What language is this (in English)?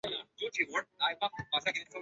Chinese